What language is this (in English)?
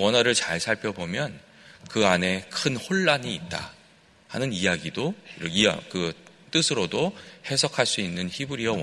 Korean